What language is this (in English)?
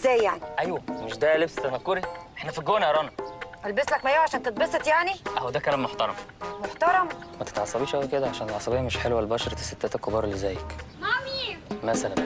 Arabic